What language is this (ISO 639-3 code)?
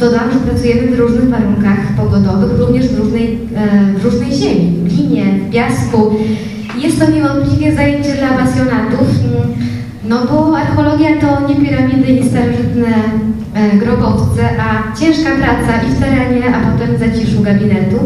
pol